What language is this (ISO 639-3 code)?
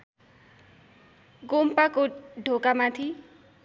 nep